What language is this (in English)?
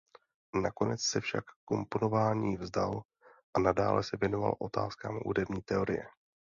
Czech